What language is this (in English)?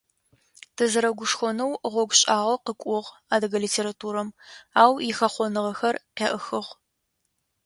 Adyghe